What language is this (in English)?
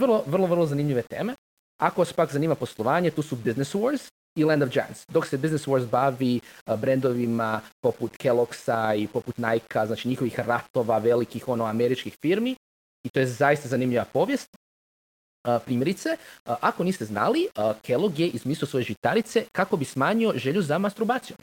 Croatian